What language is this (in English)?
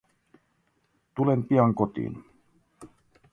Finnish